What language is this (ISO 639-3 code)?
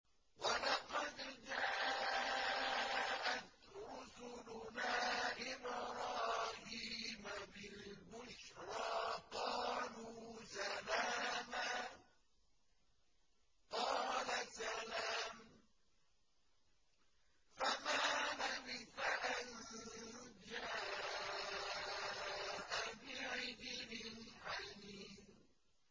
ara